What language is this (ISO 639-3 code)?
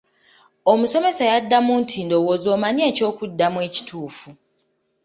lug